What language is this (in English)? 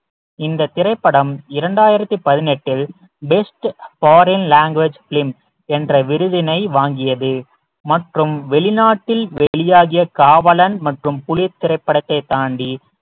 Tamil